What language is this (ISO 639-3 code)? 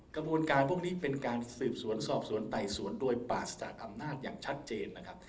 tha